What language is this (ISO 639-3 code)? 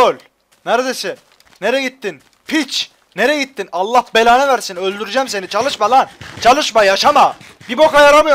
tur